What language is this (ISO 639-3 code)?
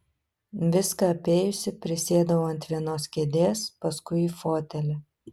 lit